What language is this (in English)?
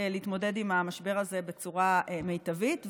Hebrew